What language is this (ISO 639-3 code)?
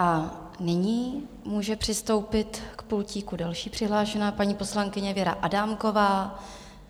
ces